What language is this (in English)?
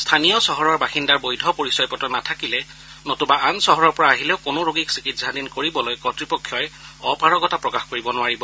Assamese